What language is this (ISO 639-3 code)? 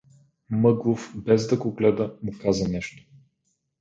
bul